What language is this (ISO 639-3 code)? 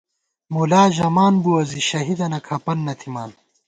gwt